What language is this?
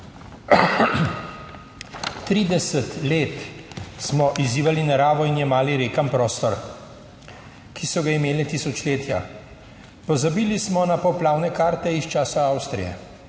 Slovenian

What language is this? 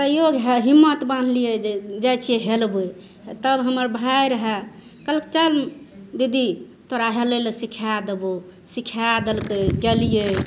Maithili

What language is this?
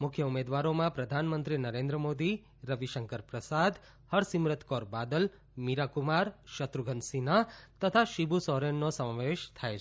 Gujarati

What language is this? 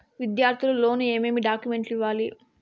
Telugu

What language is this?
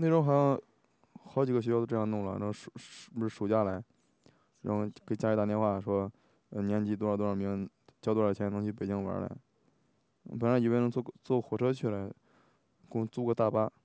Chinese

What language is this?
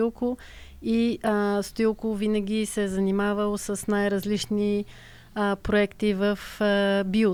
Bulgarian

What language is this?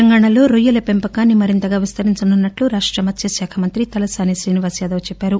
Telugu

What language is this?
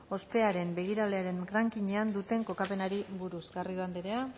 Basque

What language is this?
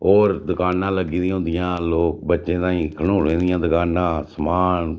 Dogri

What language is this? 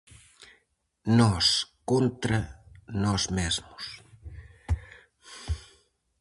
Galician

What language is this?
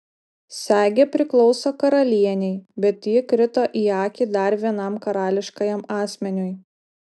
Lithuanian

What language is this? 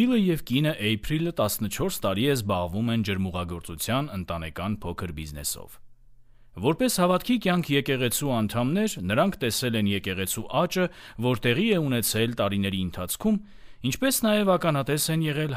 Romanian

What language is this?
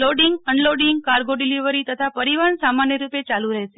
Gujarati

